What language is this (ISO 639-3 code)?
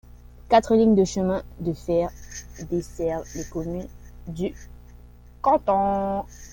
fra